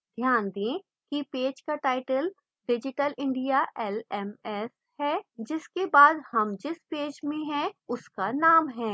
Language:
Hindi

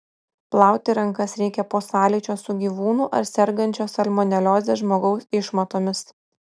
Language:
Lithuanian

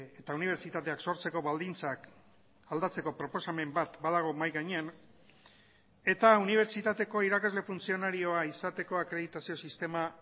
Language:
Basque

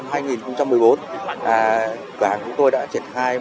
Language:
Vietnamese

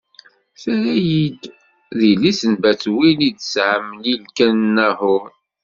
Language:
Kabyle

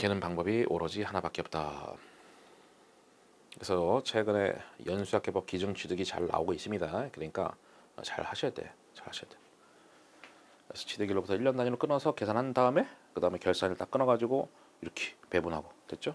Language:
Korean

